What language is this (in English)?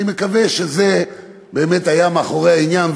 Hebrew